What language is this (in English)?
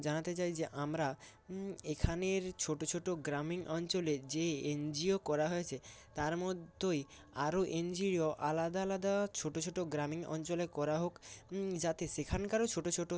Bangla